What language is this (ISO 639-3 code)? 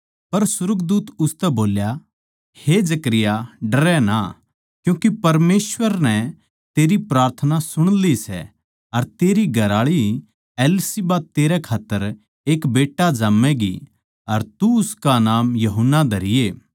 bgc